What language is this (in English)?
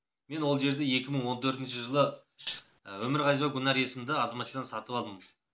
Kazakh